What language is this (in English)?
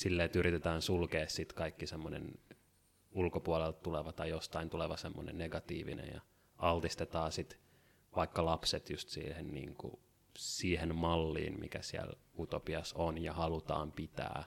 Finnish